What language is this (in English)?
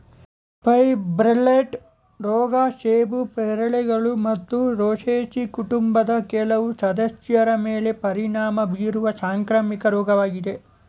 Kannada